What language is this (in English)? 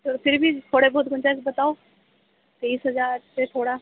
Urdu